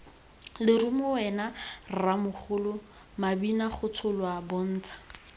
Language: Tswana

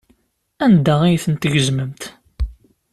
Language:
Kabyle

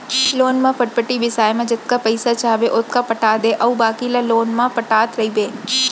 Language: Chhattisgarhi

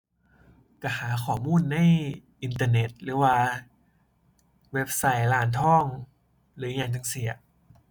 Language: Thai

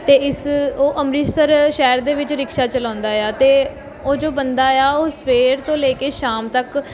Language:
Punjabi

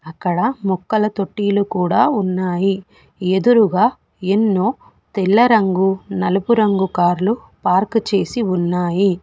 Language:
Telugu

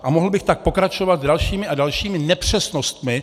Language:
Czech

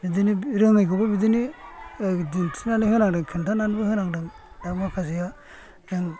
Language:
Bodo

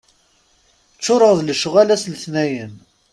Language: Kabyle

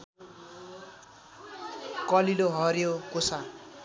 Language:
Nepali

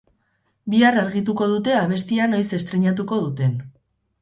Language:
Basque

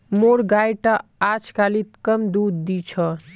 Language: Magahi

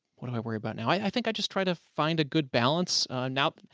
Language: English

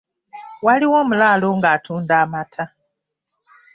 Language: Ganda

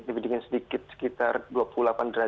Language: Indonesian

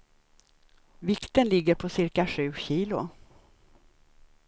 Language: Swedish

